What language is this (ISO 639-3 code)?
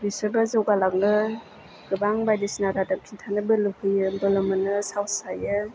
brx